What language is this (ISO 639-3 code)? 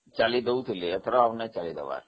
ori